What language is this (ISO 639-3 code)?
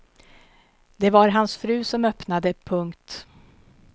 swe